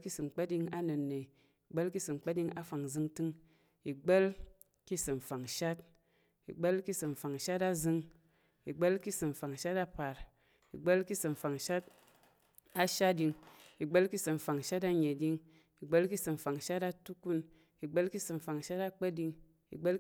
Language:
Tarok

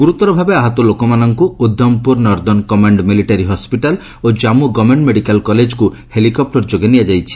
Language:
Odia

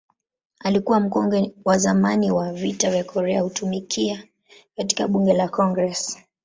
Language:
Swahili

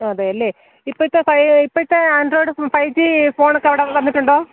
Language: Malayalam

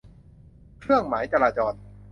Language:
Thai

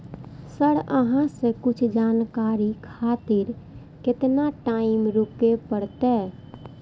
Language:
Maithili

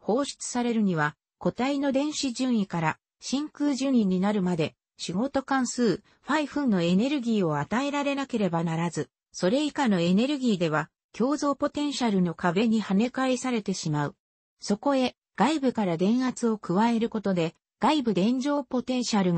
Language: Japanese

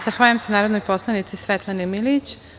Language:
Serbian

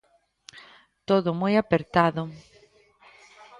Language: Galician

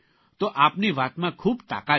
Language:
Gujarati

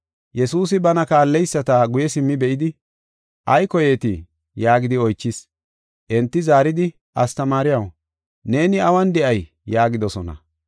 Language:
Gofa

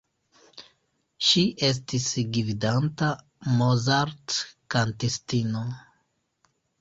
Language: Esperanto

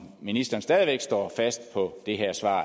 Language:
Danish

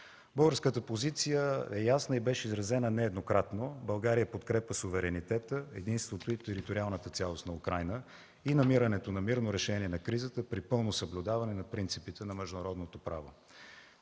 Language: Bulgarian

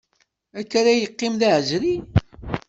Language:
Kabyle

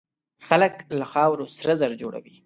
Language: Pashto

